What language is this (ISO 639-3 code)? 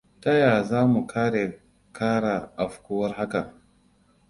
hau